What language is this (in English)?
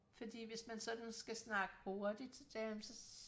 Danish